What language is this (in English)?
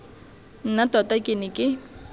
Tswana